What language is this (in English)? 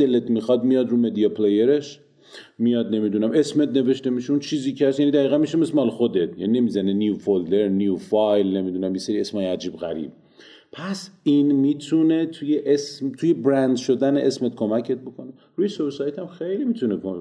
Persian